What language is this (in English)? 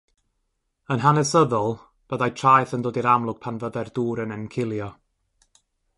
Welsh